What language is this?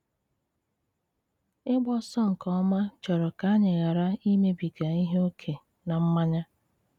Igbo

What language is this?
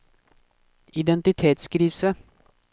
Norwegian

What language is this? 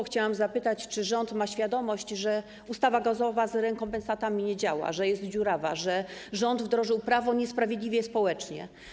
Polish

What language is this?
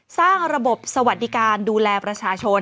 Thai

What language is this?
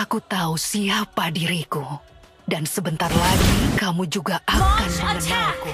Indonesian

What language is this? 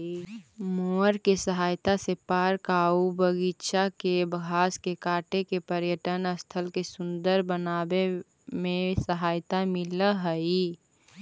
Magahi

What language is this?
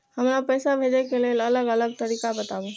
Maithili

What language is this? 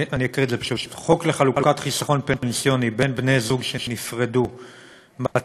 Hebrew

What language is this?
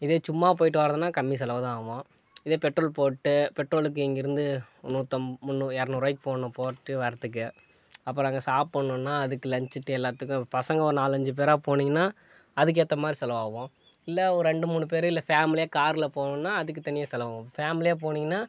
Tamil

